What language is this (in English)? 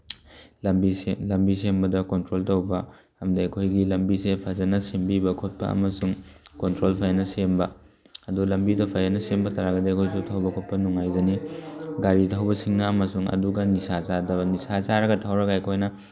Manipuri